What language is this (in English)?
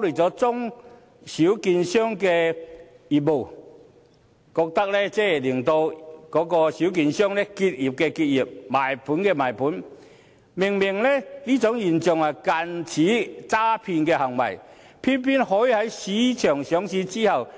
Cantonese